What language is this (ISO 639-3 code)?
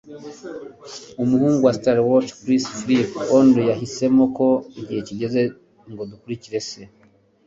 kin